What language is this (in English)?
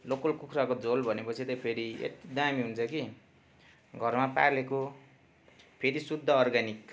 Nepali